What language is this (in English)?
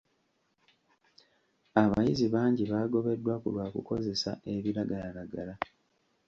Ganda